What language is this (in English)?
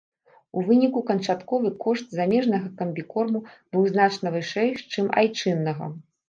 Belarusian